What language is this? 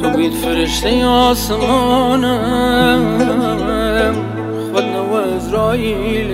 Persian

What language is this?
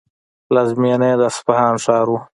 Pashto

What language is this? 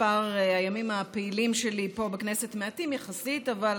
Hebrew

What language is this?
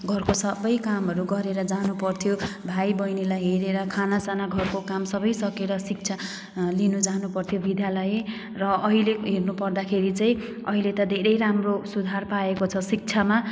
Nepali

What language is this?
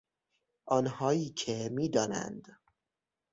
Persian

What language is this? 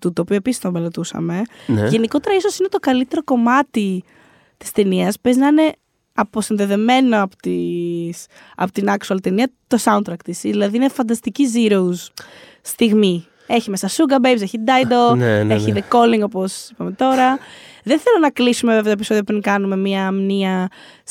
Greek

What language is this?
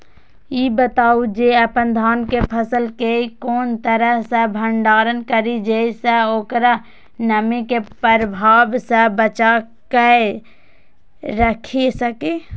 Maithili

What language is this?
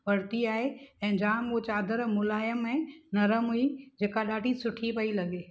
Sindhi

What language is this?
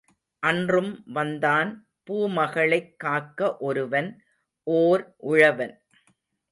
Tamil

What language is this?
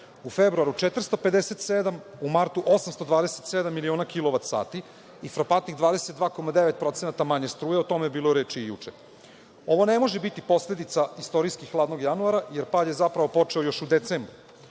Serbian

